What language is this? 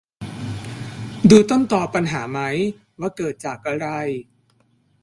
Thai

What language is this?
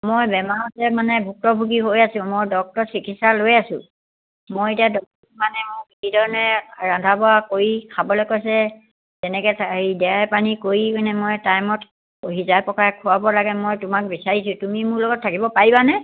Assamese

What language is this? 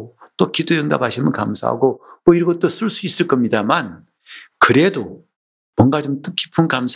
Korean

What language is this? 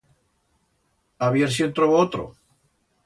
Aragonese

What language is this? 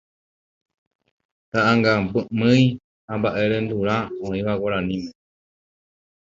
Guarani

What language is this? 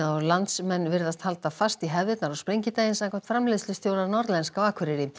Icelandic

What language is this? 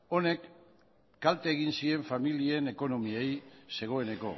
Basque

